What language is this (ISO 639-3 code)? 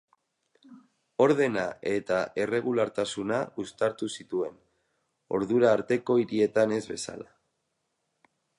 eus